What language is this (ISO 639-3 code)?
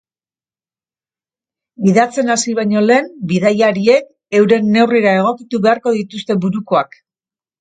eus